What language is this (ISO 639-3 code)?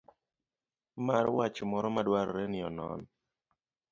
luo